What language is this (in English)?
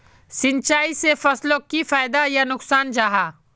Magahi